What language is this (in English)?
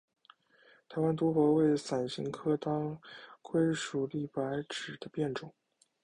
Chinese